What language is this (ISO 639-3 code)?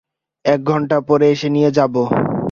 ben